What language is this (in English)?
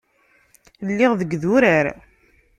Kabyle